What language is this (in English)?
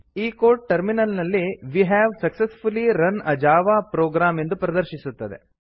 Kannada